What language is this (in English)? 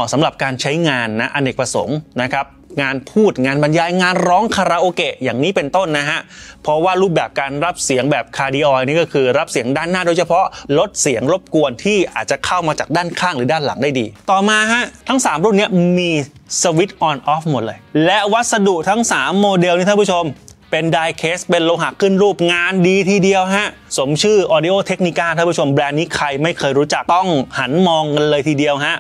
Thai